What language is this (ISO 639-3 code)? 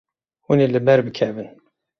kur